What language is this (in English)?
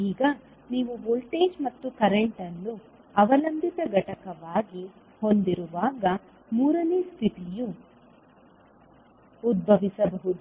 Kannada